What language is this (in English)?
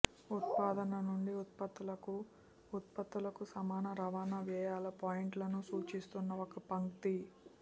Telugu